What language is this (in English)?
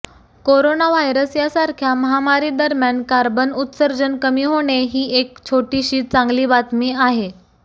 Marathi